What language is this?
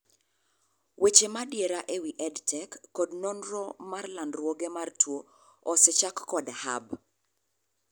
Luo (Kenya and Tanzania)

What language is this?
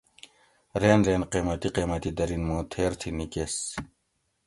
Gawri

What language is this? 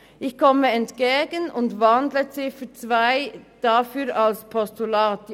Swiss German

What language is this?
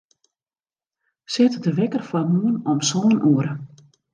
Western Frisian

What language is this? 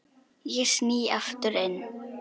Icelandic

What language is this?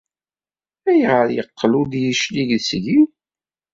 Kabyle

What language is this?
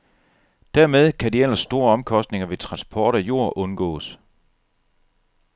Danish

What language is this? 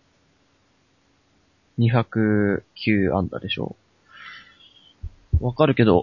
Japanese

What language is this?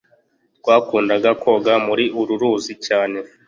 Kinyarwanda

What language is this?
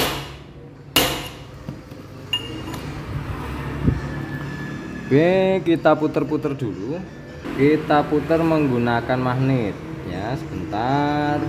Indonesian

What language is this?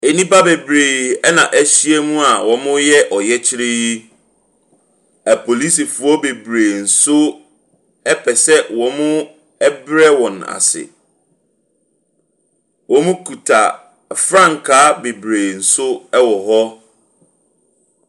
Akan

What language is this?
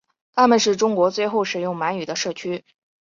Chinese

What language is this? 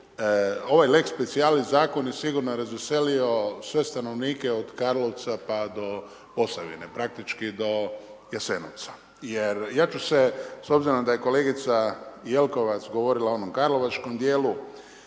Croatian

